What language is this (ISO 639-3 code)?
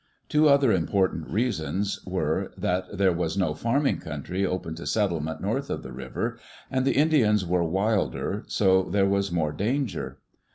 eng